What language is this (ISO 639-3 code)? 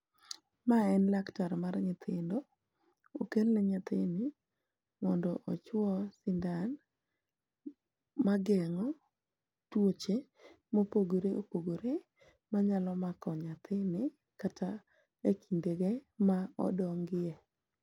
luo